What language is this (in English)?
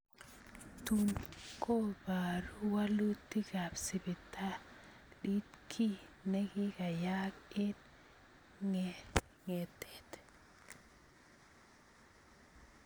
Kalenjin